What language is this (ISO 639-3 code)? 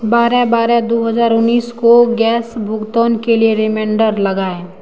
hin